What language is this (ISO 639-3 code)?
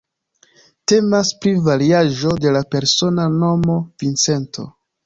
epo